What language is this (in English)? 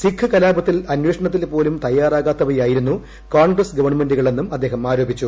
Malayalam